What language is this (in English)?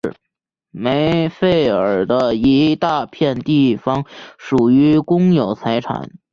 Chinese